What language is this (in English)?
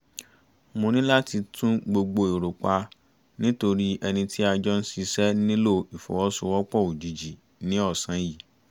Yoruba